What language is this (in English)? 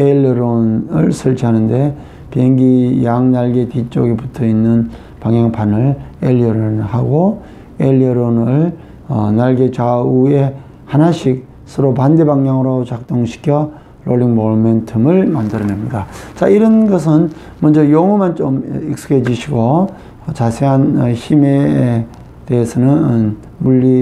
Korean